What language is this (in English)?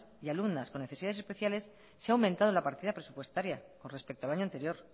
Spanish